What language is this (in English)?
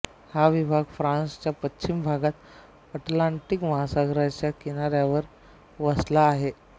Marathi